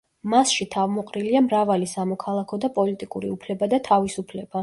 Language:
Georgian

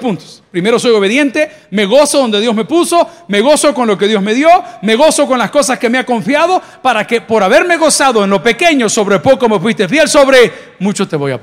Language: Spanish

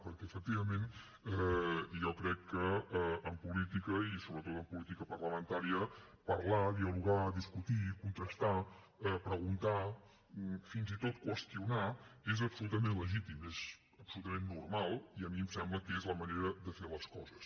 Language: Catalan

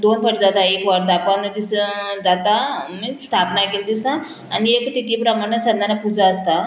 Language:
Konkani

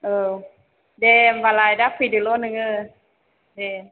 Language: Bodo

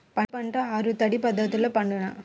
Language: Telugu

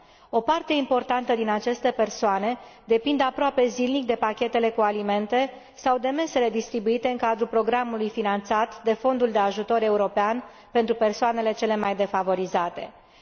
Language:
Romanian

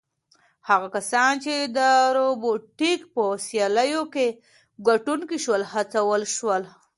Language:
Pashto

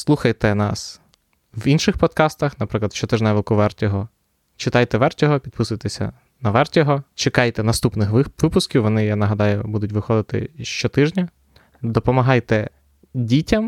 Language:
Ukrainian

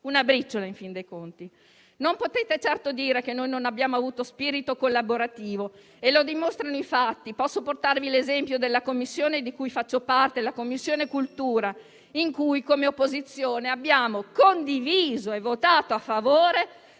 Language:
Italian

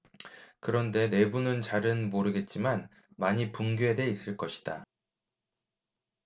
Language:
Korean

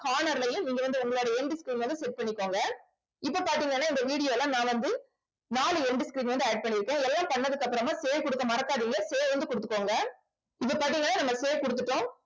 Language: Tamil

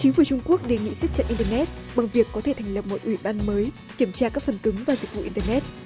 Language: Vietnamese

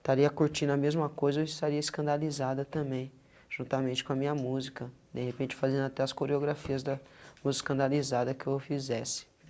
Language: Portuguese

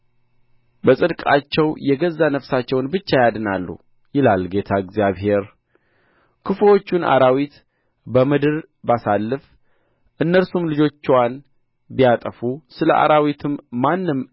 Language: Amharic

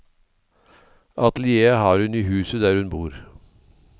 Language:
Norwegian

